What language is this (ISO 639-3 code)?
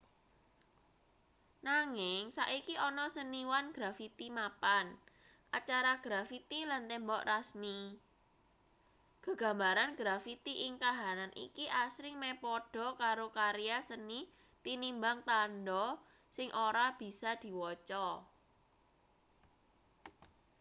jav